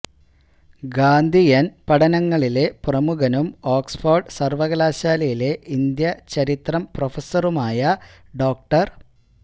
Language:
Malayalam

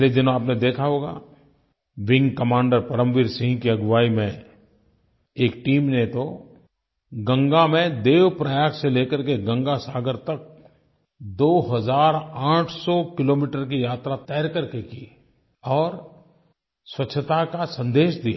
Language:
Hindi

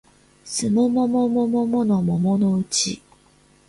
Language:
Japanese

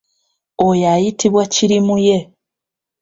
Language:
Ganda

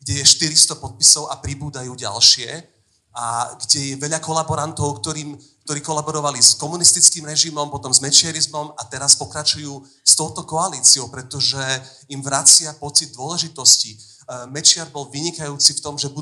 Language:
Slovak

